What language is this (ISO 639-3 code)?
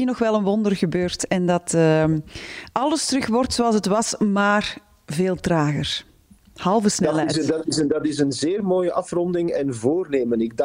nld